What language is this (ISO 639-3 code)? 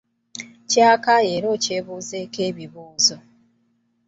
lug